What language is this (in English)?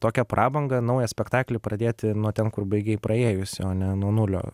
Lithuanian